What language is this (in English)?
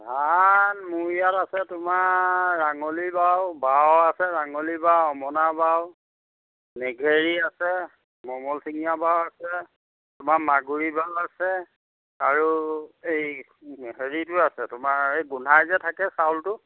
Assamese